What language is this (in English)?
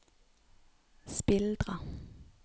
Norwegian